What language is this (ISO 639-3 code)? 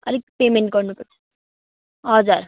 nep